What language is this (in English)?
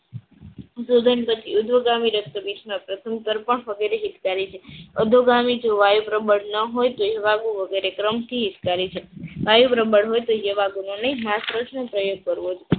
Gujarati